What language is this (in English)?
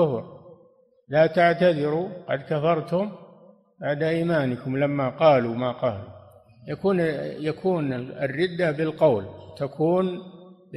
Arabic